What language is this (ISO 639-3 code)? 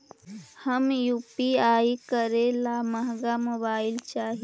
mag